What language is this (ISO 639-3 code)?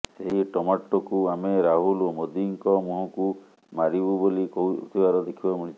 ori